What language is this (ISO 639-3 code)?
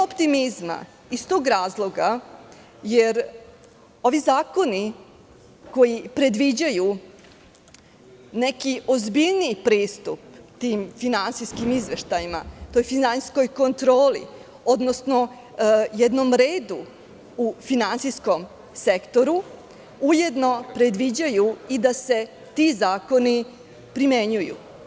srp